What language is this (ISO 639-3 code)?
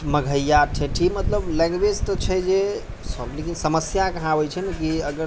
mai